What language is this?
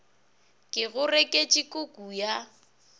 Northern Sotho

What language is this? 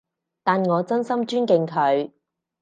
Cantonese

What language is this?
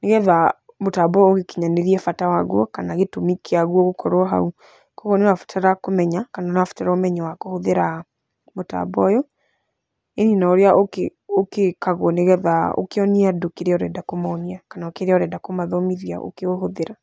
Kikuyu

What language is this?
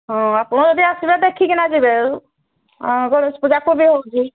Odia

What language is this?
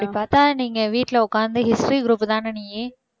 Tamil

